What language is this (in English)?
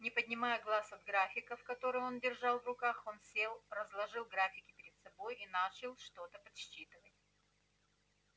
Russian